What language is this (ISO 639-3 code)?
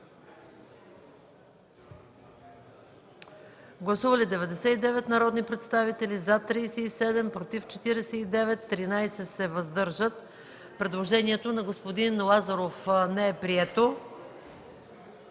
bul